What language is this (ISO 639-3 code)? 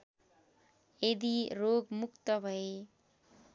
nep